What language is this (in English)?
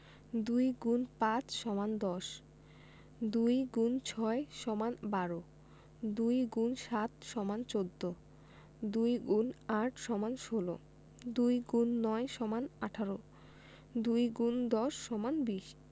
Bangla